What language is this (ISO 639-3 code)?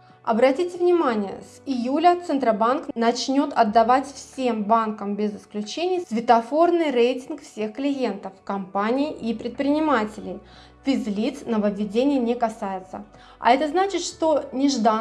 rus